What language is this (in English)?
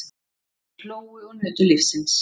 Icelandic